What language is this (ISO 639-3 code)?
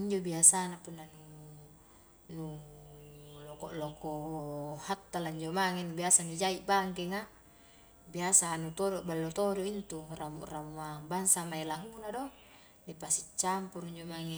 kjk